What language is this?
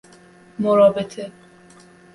Persian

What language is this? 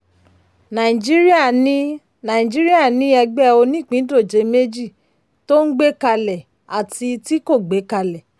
Yoruba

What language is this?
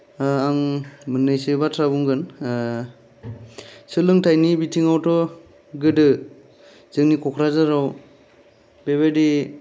Bodo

